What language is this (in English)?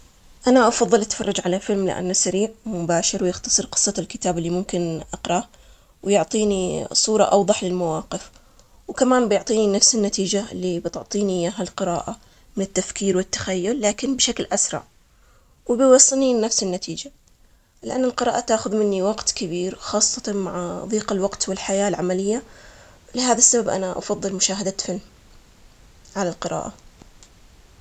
Omani Arabic